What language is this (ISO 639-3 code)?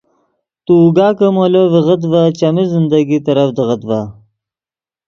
ydg